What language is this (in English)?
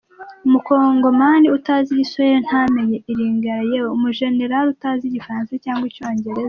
Kinyarwanda